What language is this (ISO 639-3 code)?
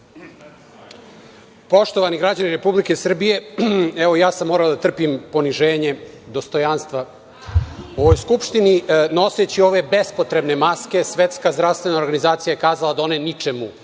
srp